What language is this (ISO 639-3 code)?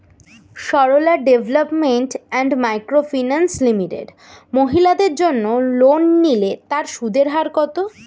ben